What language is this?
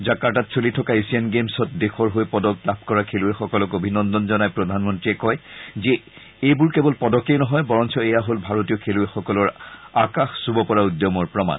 Assamese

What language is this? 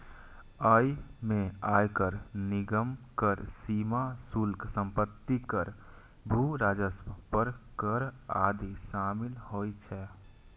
Maithili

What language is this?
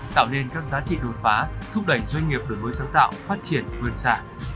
Vietnamese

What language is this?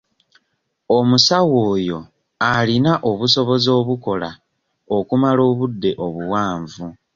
Ganda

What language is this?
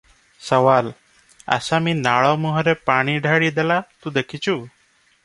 Odia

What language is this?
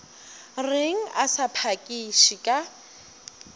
Northern Sotho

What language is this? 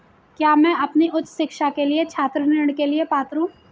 Hindi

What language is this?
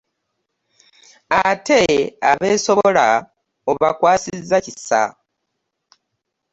Ganda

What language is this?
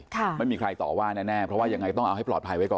Thai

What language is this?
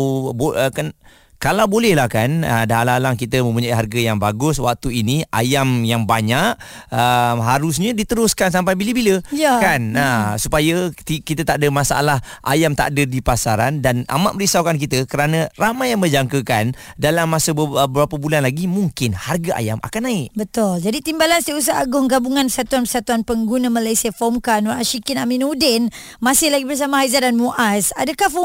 Malay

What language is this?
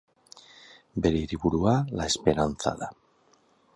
Basque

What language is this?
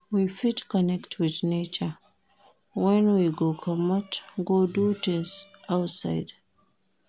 Nigerian Pidgin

